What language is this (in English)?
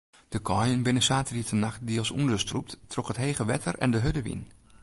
Western Frisian